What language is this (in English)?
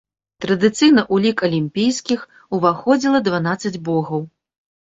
Belarusian